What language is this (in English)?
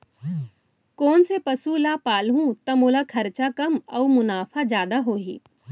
Chhattisgarhi